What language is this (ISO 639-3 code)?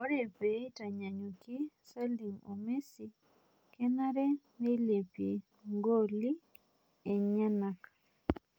mas